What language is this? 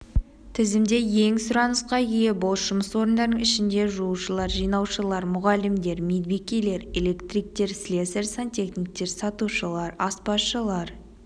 Kazakh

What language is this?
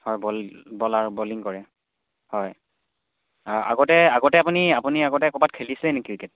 Assamese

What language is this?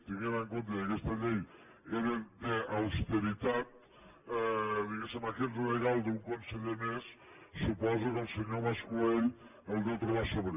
Catalan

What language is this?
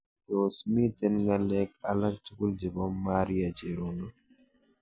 Kalenjin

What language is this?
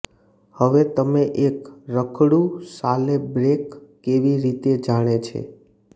Gujarati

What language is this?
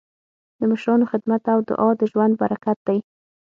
Pashto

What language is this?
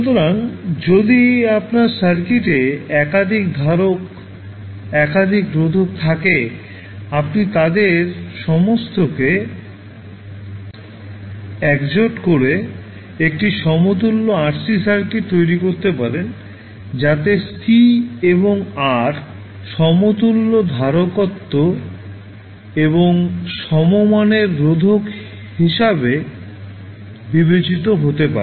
Bangla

